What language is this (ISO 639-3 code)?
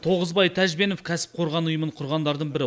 kaz